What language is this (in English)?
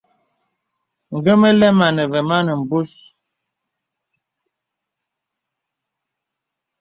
Bebele